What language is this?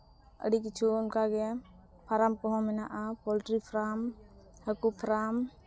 Santali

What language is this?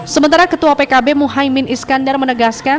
Indonesian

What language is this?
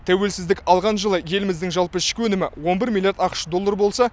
Kazakh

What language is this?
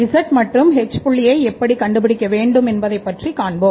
Tamil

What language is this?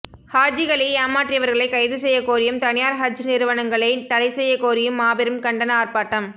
Tamil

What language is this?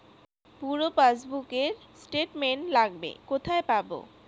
Bangla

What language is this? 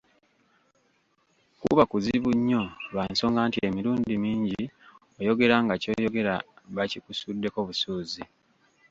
Ganda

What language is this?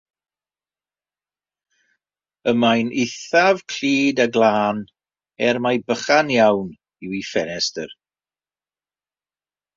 Welsh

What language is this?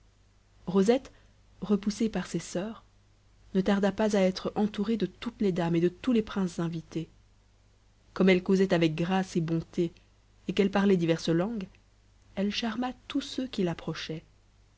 French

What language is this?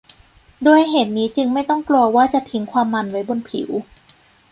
Thai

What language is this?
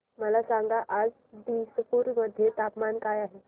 Marathi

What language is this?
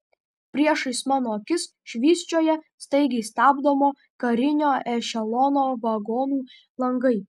Lithuanian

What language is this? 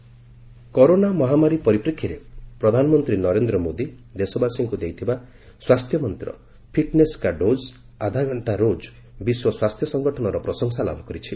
Odia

